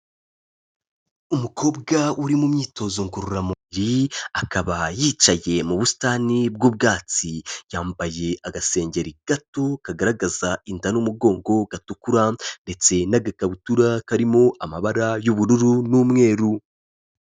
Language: Kinyarwanda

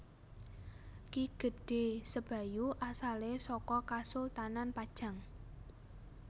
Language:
Javanese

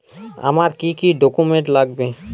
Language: Bangla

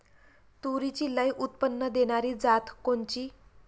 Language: Marathi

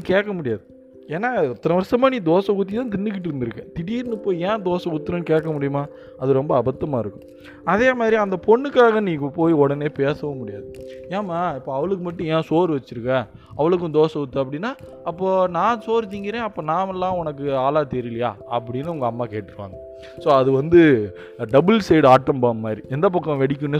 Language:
Tamil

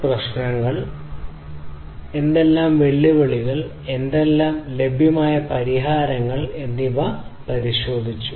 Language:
Malayalam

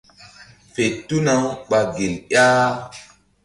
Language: Mbum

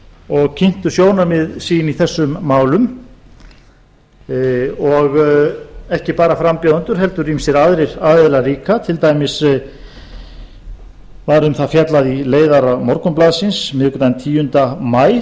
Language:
Icelandic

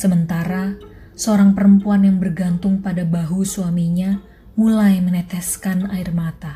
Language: Indonesian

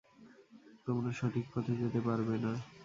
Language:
Bangla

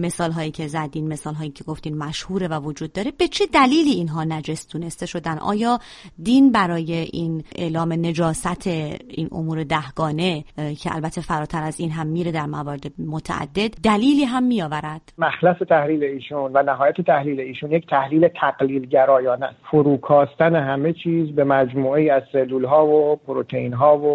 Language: Persian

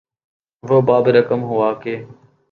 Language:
Urdu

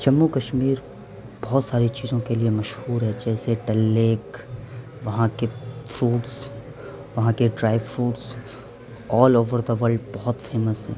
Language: Urdu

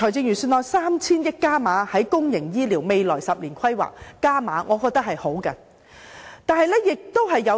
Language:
Cantonese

